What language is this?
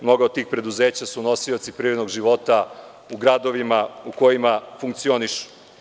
Serbian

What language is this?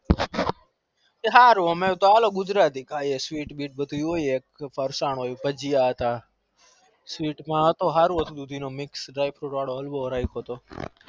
Gujarati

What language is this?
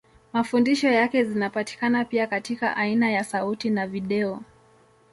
Swahili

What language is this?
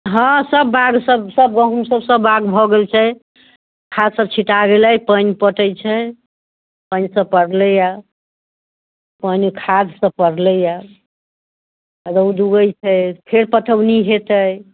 Maithili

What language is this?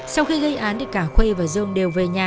Vietnamese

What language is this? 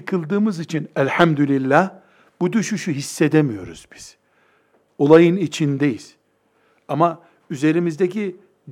Turkish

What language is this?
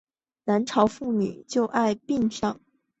Chinese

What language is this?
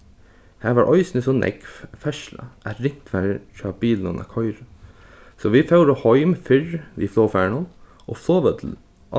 Faroese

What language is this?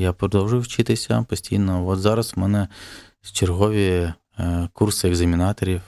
Ukrainian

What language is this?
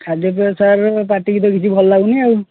Odia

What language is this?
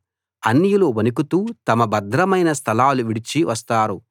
Telugu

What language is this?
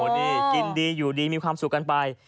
Thai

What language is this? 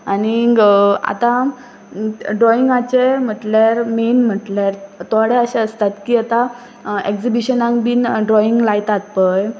Konkani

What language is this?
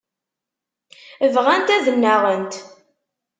Kabyle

